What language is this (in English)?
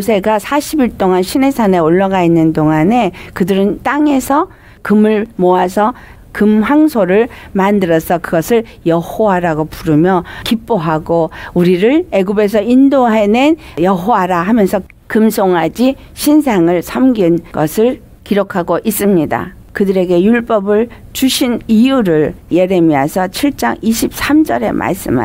Korean